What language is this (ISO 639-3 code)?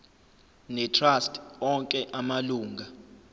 zul